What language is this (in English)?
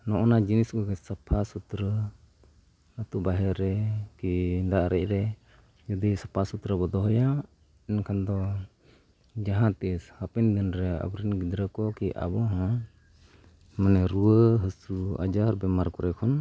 Santali